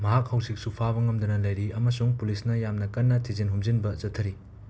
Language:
Manipuri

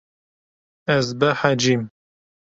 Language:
Kurdish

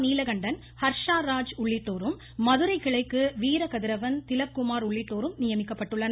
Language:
Tamil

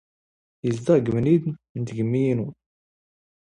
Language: Standard Moroccan Tamazight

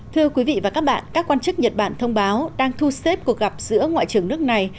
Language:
Vietnamese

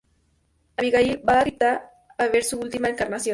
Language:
Spanish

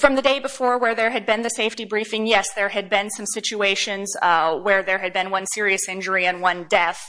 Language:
English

